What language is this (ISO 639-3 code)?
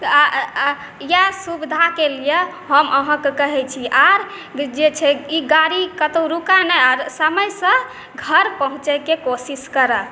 mai